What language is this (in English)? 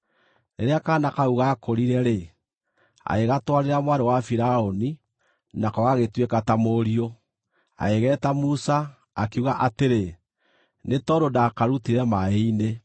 Kikuyu